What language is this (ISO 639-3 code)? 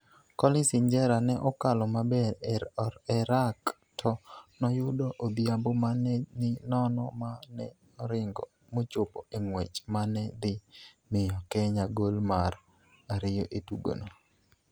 luo